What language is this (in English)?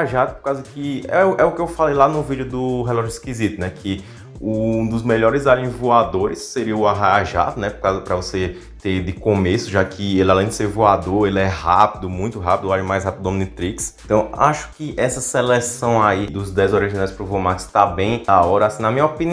Portuguese